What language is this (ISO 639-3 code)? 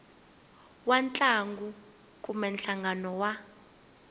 tso